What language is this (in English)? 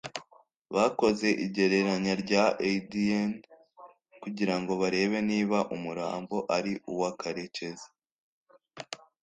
Kinyarwanda